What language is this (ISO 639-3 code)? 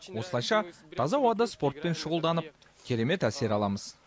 kaz